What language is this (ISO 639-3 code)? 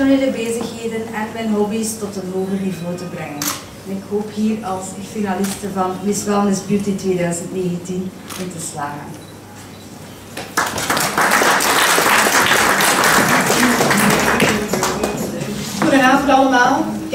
nld